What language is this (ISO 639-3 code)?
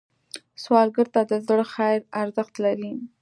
pus